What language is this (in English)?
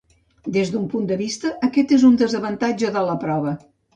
Catalan